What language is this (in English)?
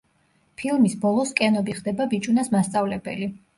Georgian